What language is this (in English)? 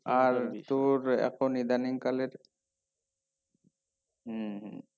Bangla